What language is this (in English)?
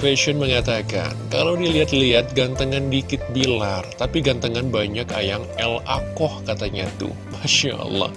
Indonesian